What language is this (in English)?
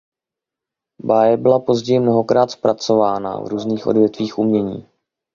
Czech